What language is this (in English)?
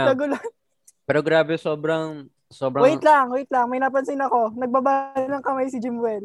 Filipino